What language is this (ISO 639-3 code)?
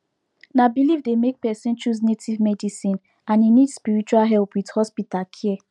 pcm